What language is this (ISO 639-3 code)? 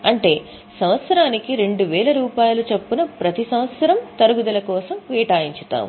tel